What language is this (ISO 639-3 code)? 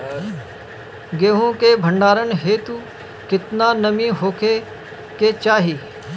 bho